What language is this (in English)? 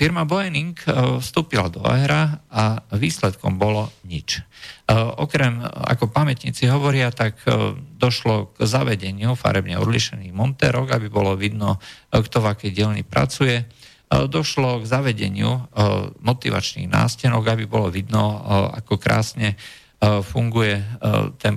Slovak